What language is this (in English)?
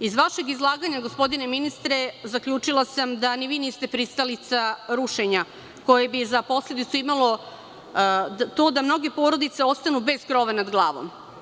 Serbian